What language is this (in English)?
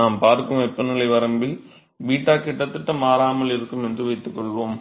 Tamil